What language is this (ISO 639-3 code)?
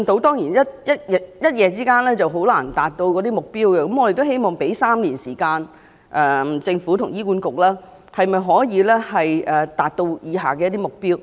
yue